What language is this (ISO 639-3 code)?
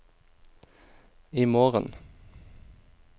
nor